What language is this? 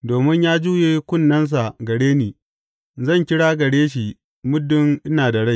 Hausa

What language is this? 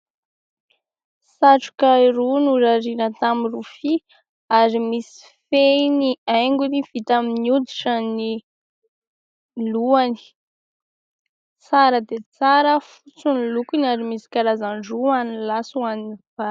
Malagasy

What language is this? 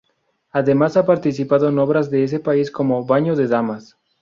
Spanish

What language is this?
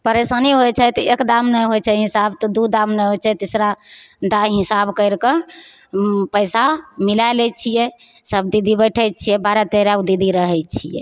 Maithili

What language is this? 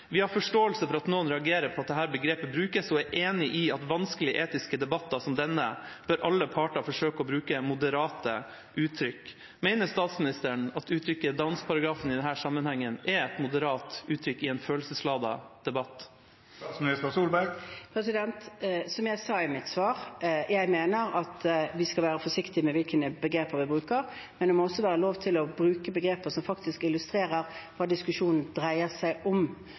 Norwegian Bokmål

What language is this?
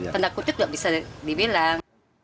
Indonesian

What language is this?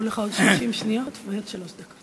Hebrew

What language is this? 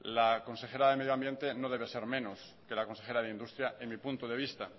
Spanish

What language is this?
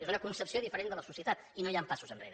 Catalan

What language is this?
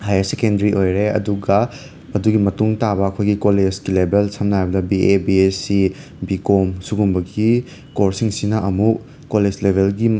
Manipuri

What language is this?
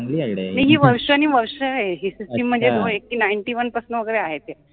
Marathi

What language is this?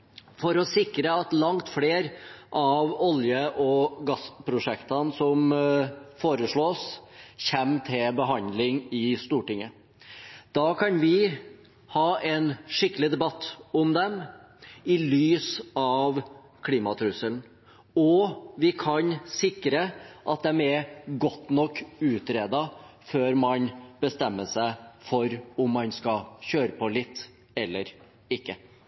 Norwegian Bokmål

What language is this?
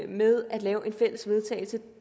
Danish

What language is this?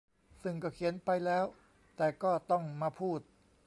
Thai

